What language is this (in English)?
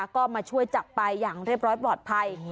Thai